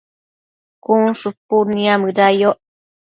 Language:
Matsés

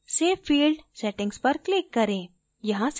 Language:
Hindi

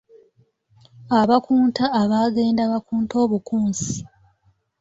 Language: Ganda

